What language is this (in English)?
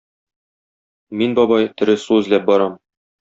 Tatar